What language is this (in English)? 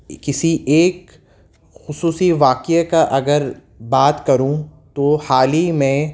Urdu